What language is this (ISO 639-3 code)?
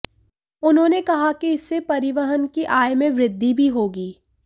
hin